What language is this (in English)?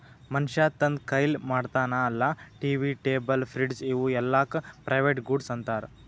Kannada